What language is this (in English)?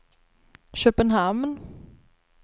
Swedish